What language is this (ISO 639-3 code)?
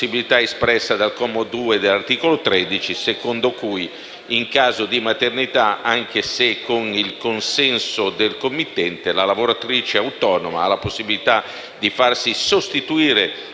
ita